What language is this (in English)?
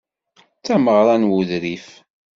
Kabyle